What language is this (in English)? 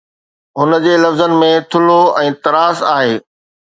Sindhi